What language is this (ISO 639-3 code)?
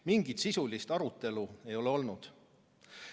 est